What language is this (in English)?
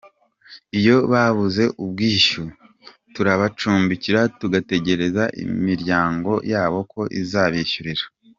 Kinyarwanda